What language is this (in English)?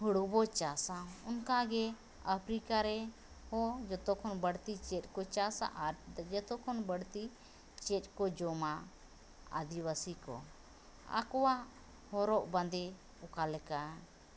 Santali